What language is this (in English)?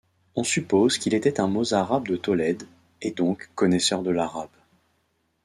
French